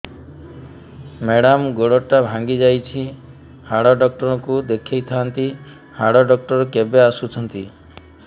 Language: Odia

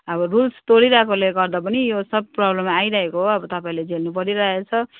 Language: Nepali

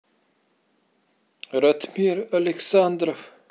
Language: Russian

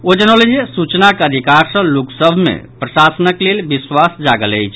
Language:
Maithili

